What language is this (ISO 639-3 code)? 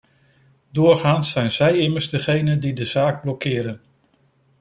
nld